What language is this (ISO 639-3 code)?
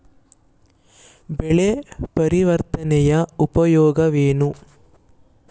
kan